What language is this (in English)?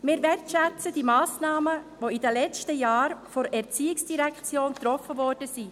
Swiss German